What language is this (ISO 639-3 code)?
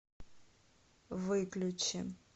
rus